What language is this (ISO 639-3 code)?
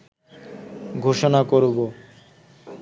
ben